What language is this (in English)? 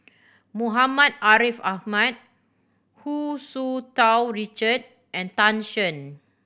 English